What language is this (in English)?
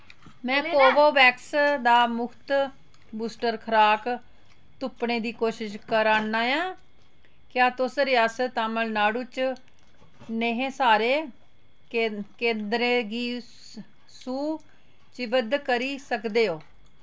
Dogri